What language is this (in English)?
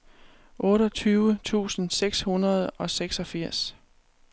Danish